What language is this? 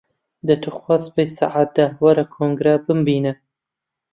Central Kurdish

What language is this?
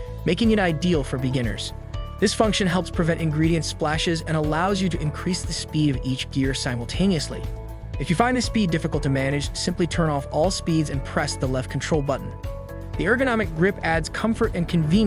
English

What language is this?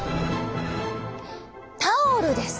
Japanese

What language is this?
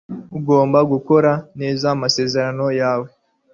Kinyarwanda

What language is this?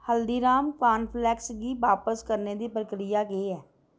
Dogri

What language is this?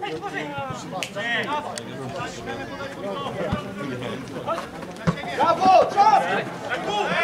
Polish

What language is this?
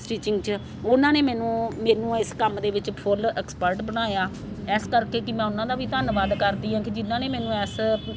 Punjabi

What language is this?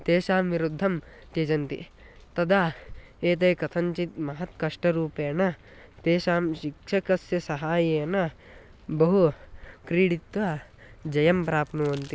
Sanskrit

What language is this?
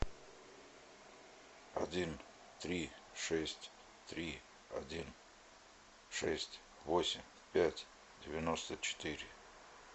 Russian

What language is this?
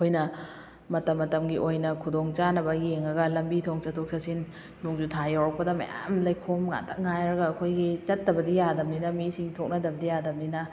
Manipuri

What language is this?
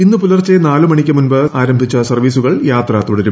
Malayalam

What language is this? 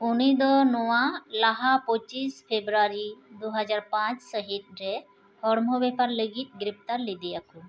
Santali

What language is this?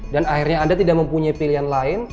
Indonesian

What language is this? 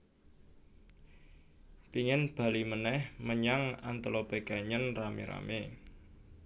Javanese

